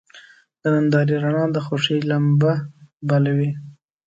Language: Pashto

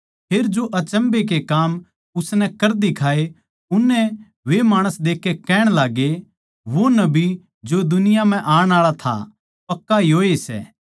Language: Haryanvi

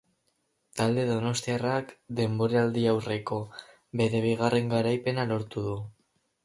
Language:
Basque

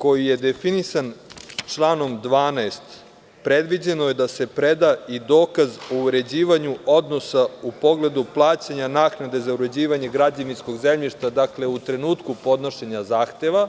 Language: Serbian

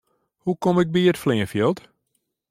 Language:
Western Frisian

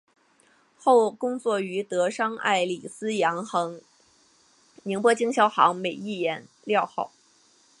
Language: Chinese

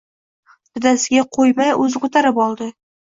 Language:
Uzbek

